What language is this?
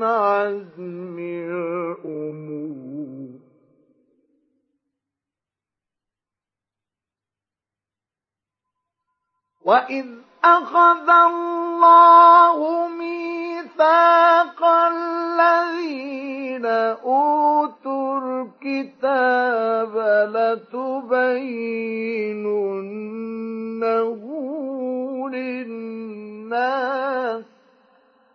Arabic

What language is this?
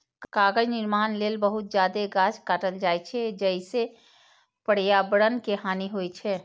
Maithili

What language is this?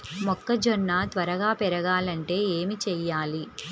Telugu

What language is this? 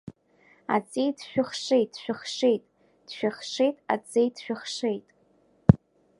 Abkhazian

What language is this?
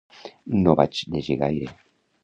Catalan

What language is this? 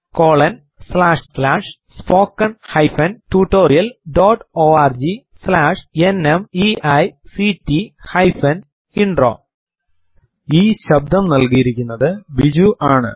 Malayalam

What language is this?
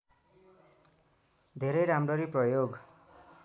Nepali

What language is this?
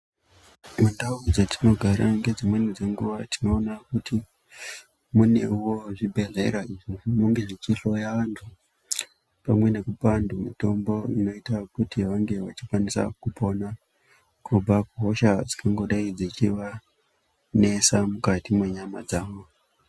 Ndau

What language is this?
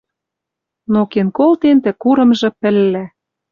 Western Mari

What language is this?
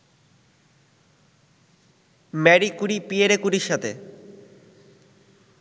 Bangla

